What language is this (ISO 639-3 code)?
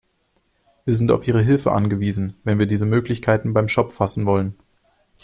deu